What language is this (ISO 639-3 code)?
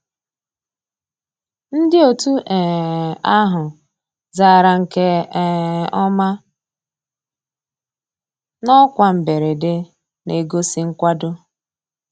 ibo